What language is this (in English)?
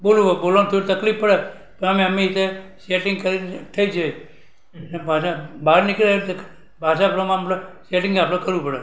Gujarati